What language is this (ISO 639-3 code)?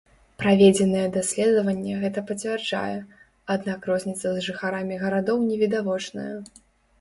bel